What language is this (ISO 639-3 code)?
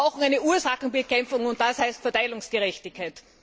deu